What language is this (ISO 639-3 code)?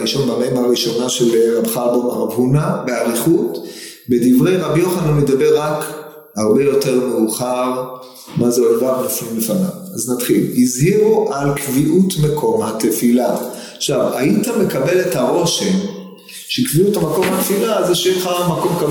heb